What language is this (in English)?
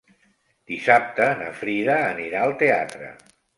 Catalan